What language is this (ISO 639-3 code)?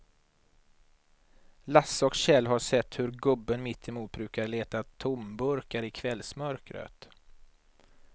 swe